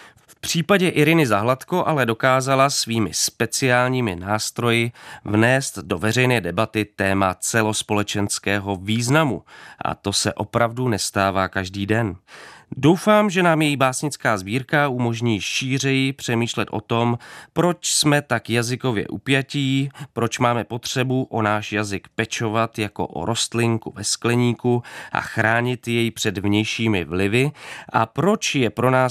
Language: Czech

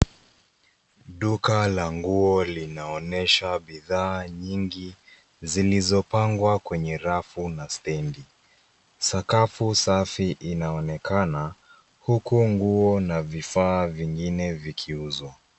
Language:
Swahili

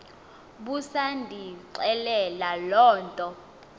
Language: Xhosa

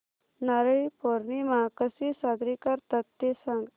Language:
Marathi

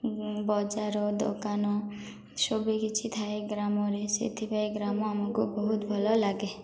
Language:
Odia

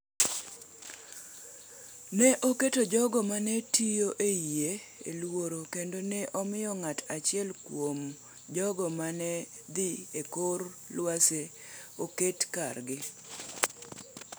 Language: Luo (Kenya and Tanzania)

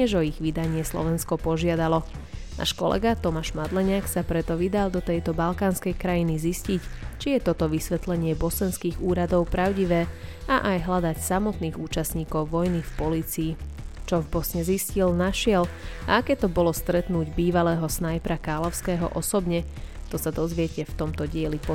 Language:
Slovak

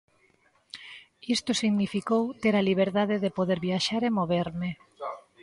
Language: Galician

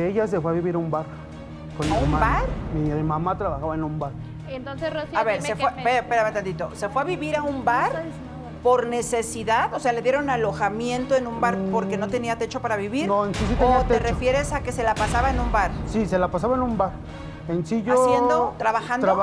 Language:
Spanish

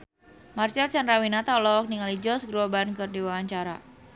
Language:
Sundanese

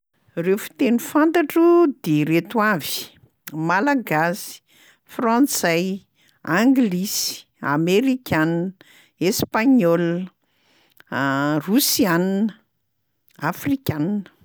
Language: Malagasy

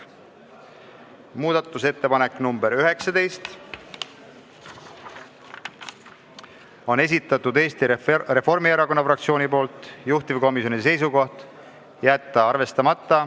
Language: Estonian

